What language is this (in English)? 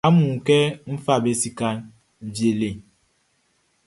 Baoulé